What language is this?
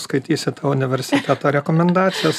Lithuanian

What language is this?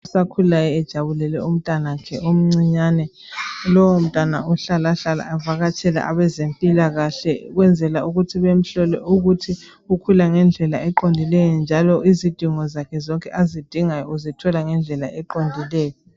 North Ndebele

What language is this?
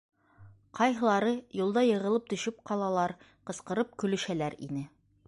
Bashkir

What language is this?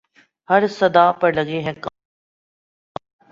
Urdu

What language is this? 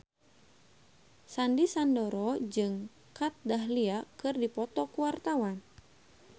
Sundanese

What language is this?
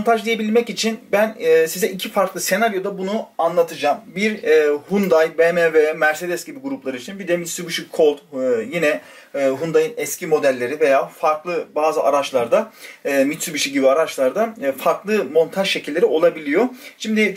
Turkish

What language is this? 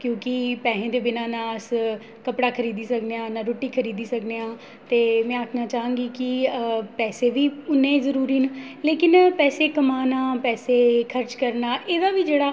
Dogri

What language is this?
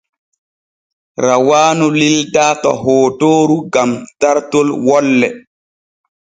Borgu Fulfulde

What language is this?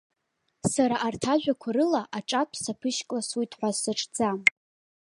Abkhazian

